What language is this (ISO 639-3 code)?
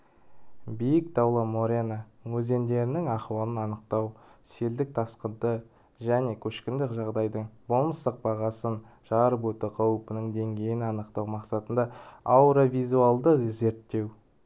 kaz